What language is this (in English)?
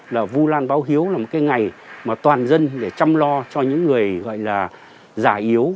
Vietnamese